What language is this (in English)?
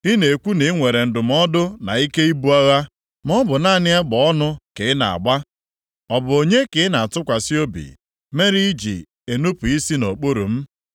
Igbo